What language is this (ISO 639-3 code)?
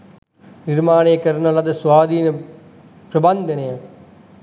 sin